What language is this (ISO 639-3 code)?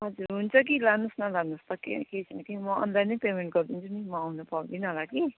nep